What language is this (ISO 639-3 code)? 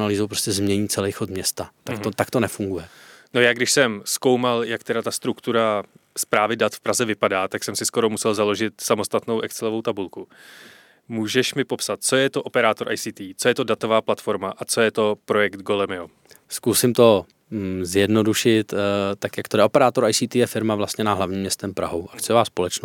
ces